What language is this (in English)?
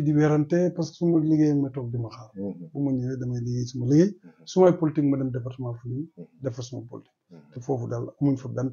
Arabic